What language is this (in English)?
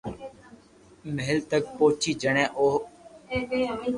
Loarki